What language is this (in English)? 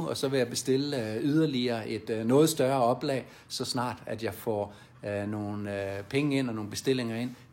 Danish